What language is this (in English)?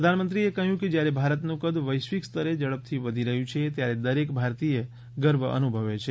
Gujarati